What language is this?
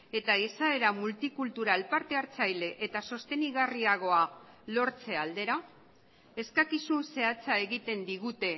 Basque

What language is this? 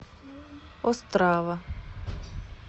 Russian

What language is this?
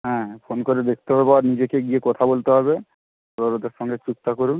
Bangla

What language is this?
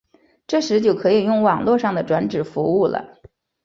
Chinese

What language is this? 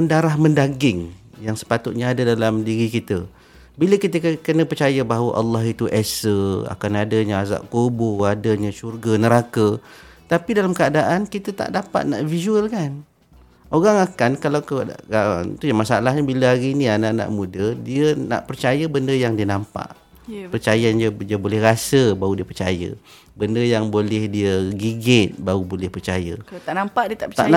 Malay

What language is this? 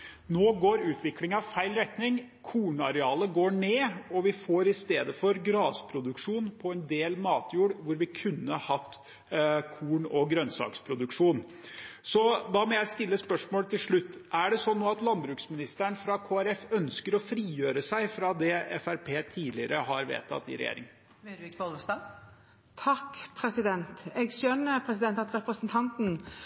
Norwegian Bokmål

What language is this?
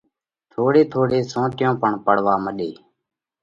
Parkari Koli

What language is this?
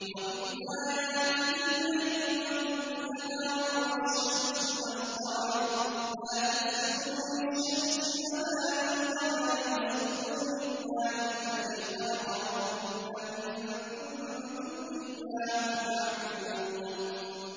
Arabic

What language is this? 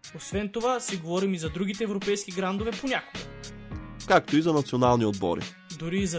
Bulgarian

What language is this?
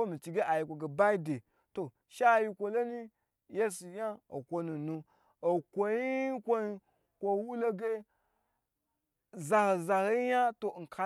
Gbagyi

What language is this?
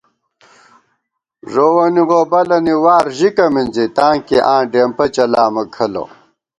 Gawar-Bati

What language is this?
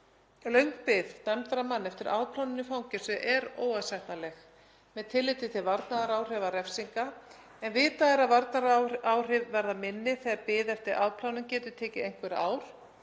Icelandic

